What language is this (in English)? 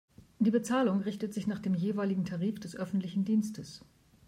German